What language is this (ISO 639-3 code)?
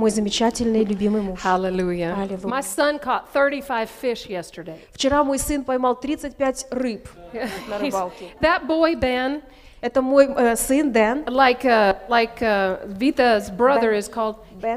rus